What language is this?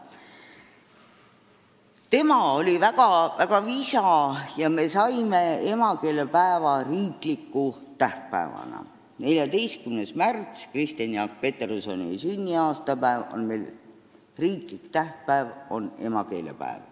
Estonian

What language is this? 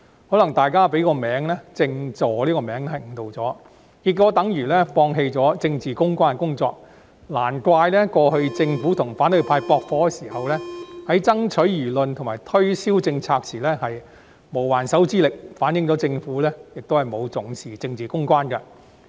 Cantonese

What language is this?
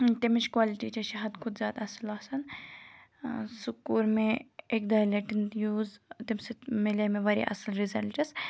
Kashmiri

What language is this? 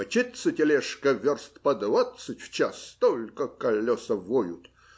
Russian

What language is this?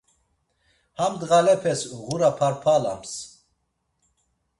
Laz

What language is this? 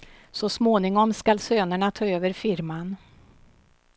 Swedish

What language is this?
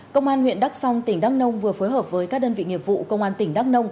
Vietnamese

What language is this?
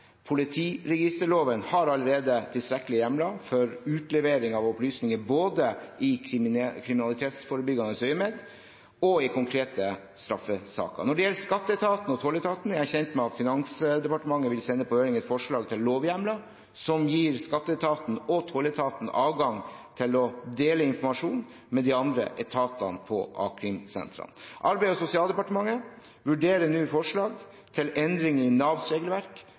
Norwegian Bokmål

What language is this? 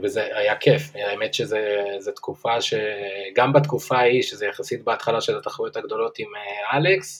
Hebrew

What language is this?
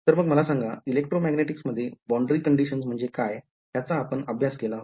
Marathi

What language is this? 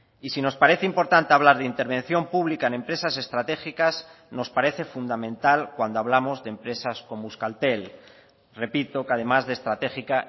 Spanish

